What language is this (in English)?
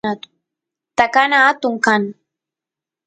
Santiago del Estero Quichua